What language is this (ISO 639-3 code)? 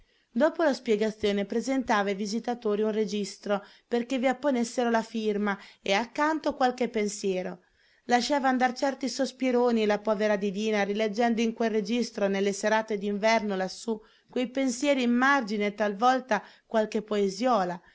ita